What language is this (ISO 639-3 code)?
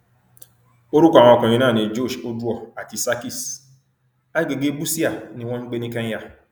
yor